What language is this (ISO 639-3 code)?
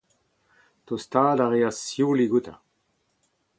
bre